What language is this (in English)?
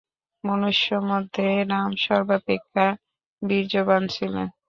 Bangla